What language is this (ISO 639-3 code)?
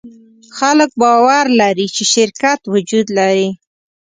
pus